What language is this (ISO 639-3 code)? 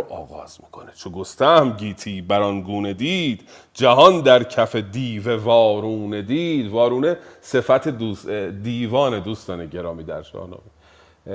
fas